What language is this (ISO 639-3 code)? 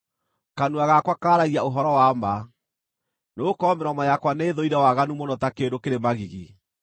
kik